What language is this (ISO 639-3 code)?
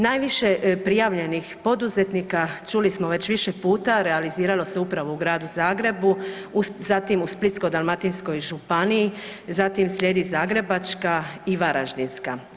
hrv